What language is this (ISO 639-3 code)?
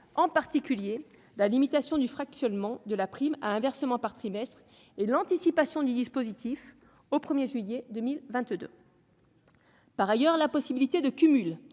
fra